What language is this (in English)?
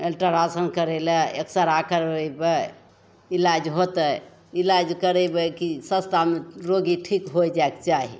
Maithili